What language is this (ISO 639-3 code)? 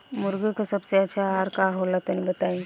bho